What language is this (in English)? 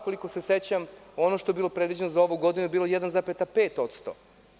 Serbian